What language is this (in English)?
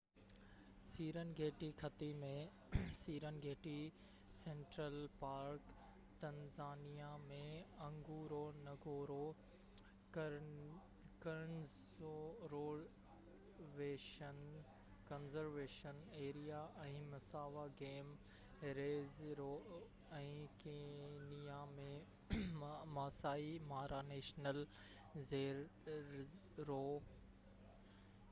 Sindhi